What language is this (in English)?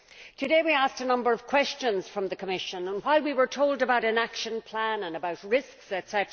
English